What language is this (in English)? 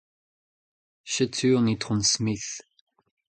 Breton